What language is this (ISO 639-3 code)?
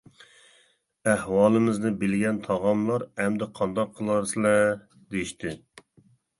uig